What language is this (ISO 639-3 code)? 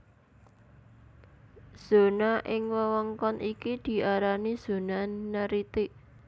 jav